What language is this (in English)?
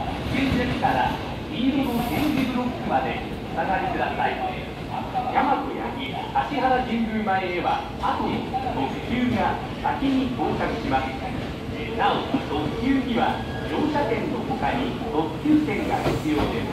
Japanese